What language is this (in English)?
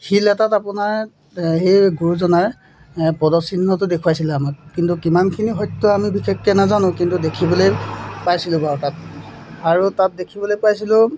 Assamese